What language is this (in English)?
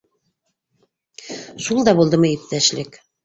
Bashkir